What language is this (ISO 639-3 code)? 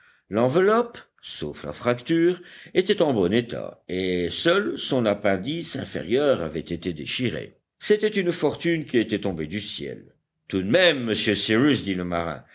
fra